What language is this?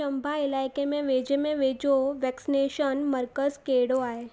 Sindhi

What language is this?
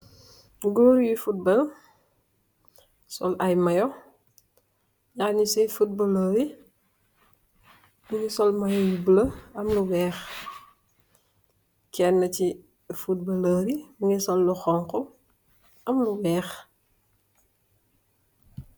Wolof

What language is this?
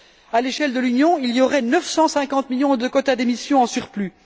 French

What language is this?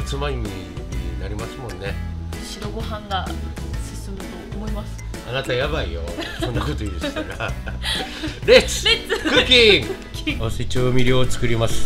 Japanese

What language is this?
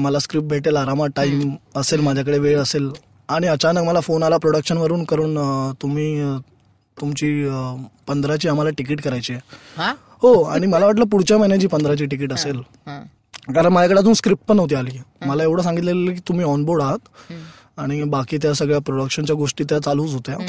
Marathi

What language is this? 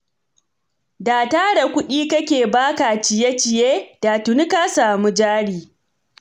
Hausa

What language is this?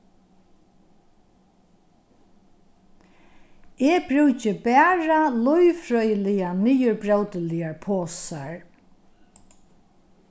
Faroese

